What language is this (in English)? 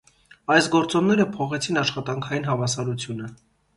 Armenian